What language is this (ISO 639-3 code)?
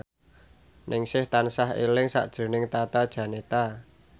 jav